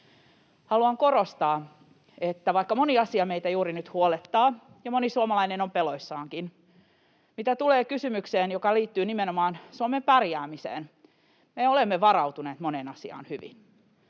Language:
Finnish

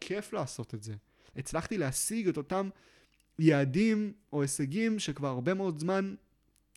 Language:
Hebrew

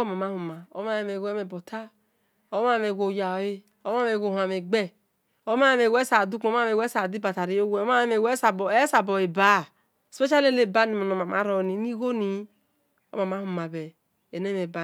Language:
Esan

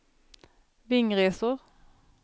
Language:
Swedish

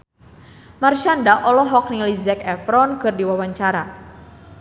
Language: Sundanese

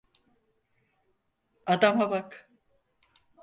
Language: Turkish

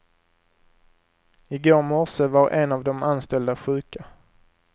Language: Swedish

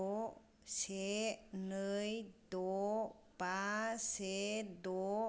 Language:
Bodo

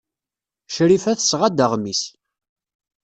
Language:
Kabyle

